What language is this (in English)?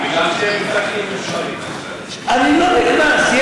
Hebrew